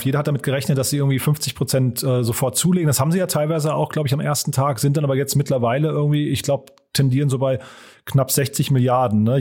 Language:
German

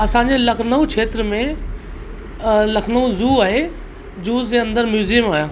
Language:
Sindhi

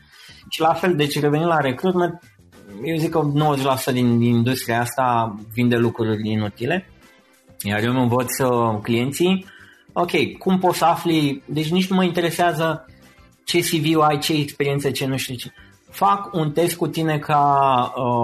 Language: Romanian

